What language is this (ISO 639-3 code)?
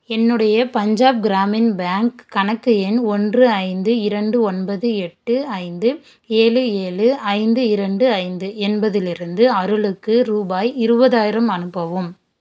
tam